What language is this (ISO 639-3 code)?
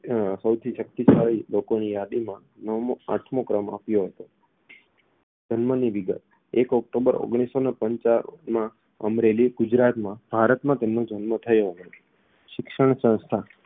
guj